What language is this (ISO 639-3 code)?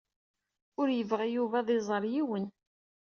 kab